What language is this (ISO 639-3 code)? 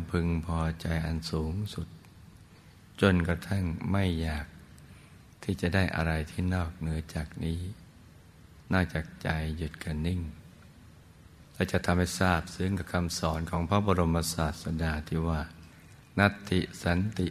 tha